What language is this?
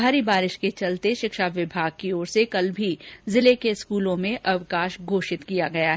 Hindi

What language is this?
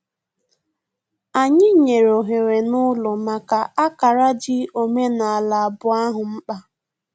Igbo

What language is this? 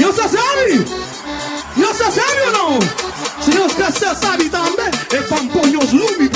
Bulgarian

